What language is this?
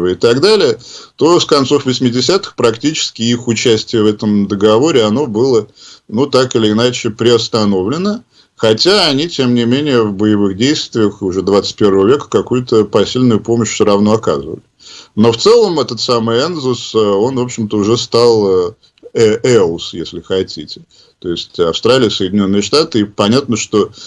Russian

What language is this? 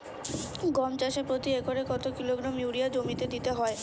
Bangla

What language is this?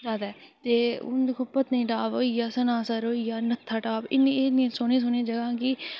Dogri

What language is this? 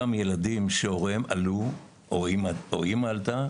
Hebrew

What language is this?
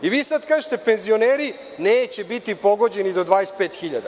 Serbian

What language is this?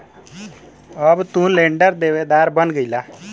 Bhojpuri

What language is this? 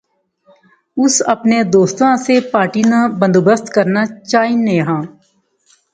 Pahari-Potwari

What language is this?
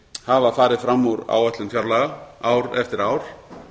Icelandic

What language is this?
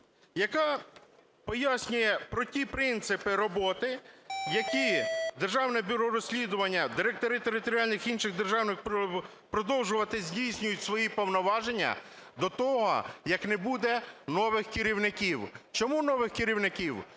Ukrainian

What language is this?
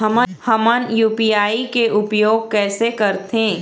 Chhattisgarhi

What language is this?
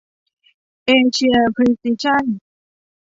Thai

